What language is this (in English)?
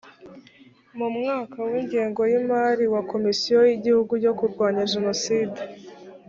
Kinyarwanda